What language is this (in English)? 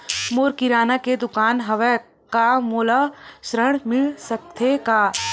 Chhattisgarhi